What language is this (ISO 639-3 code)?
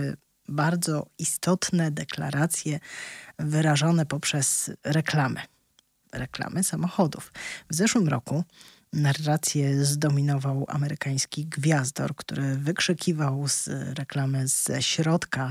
pol